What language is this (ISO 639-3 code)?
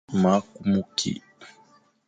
fan